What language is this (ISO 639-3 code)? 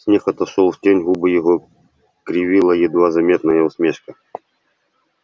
rus